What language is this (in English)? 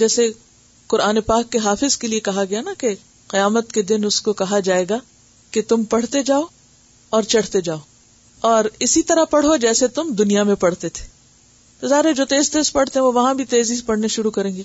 Urdu